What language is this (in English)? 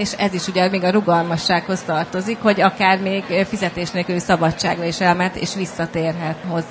Hungarian